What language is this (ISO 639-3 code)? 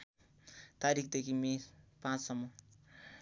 nep